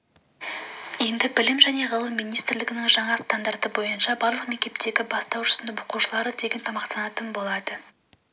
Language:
Kazakh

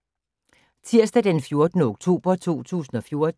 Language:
Danish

